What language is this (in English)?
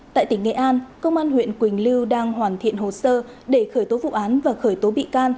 Vietnamese